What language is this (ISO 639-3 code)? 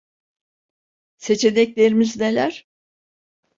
tur